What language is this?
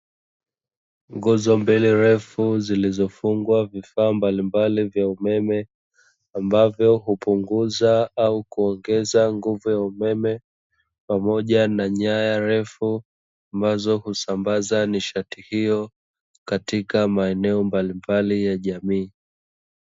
Swahili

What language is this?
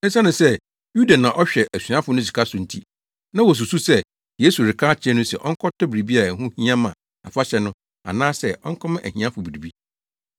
Akan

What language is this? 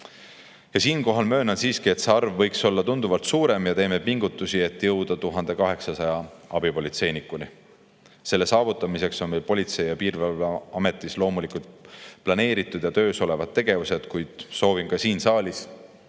Estonian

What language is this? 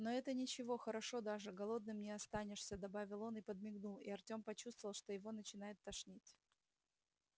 Russian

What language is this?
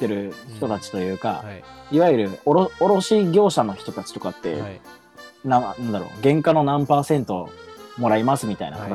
Japanese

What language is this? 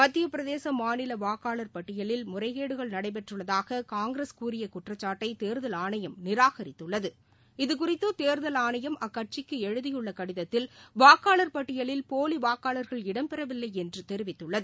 Tamil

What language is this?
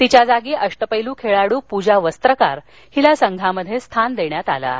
Marathi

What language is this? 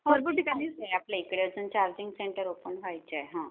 Marathi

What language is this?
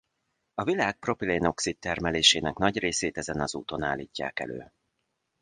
Hungarian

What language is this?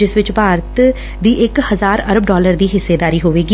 Punjabi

